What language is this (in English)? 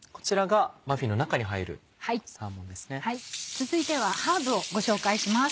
Japanese